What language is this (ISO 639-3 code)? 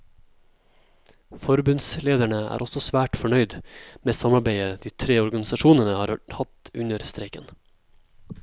nor